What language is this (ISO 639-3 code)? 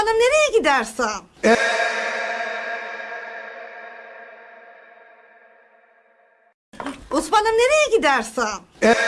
tur